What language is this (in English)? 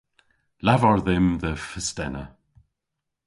Cornish